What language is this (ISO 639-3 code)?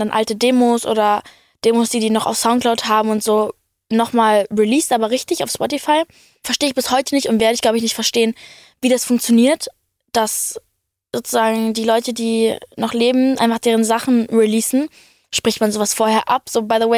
deu